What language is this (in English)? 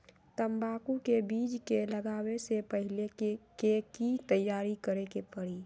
Magahi